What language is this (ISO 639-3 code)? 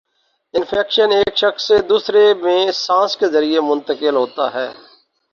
urd